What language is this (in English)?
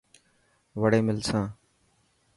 Dhatki